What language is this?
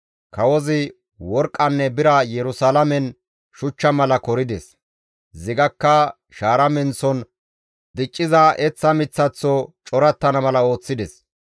Gamo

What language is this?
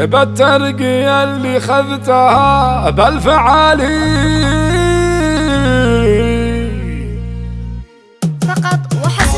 Arabic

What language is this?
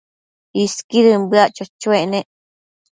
Matsés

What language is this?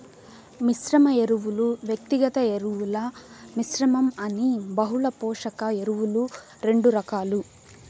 Telugu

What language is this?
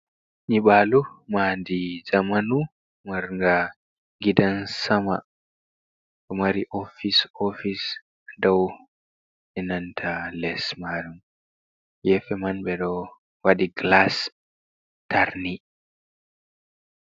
Fula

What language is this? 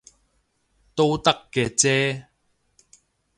Cantonese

